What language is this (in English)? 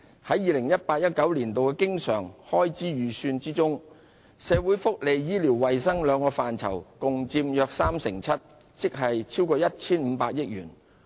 Cantonese